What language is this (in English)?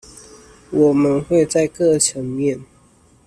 Chinese